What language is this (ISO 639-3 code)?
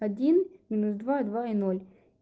rus